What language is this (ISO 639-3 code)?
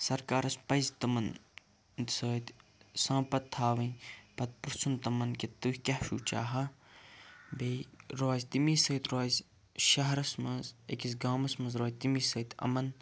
kas